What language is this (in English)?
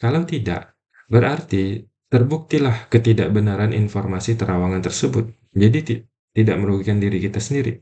Indonesian